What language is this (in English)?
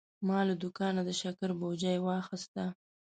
Pashto